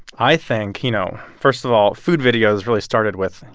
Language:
English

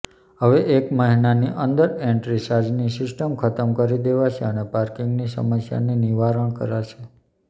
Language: Gujarati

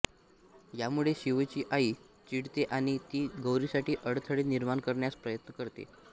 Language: Marathi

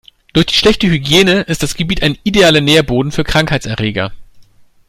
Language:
German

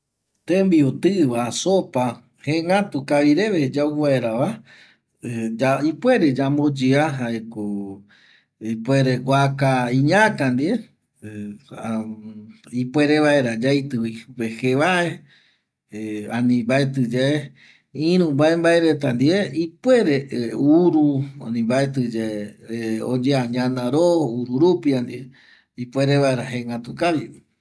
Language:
Eastern Bolivian Guaraní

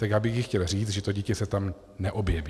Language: Czech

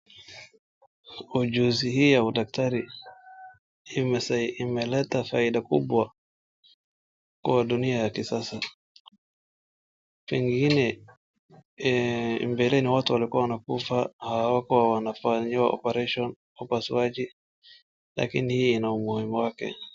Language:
Swahili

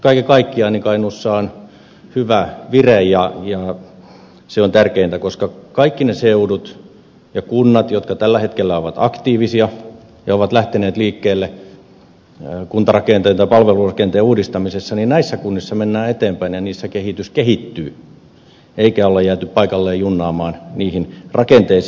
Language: Finnish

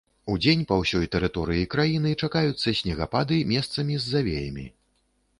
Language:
Belarusian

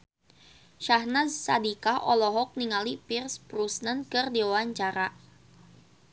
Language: Sundanese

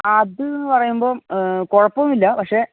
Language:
Malayalam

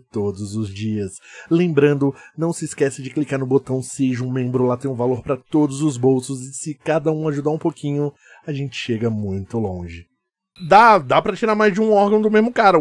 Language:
Portuguese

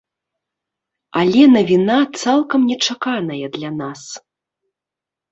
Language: Belarusian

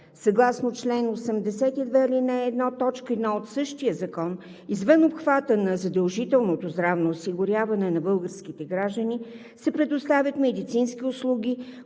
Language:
Bulgarian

